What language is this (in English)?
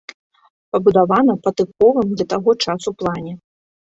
Belarusian